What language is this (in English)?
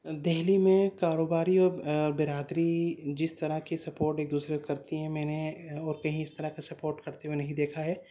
Urdu